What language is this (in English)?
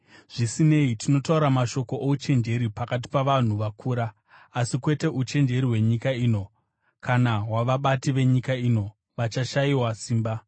Shona